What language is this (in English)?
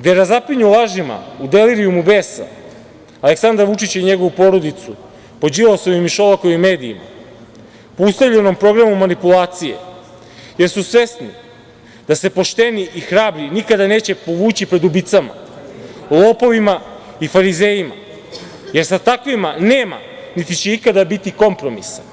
Serbian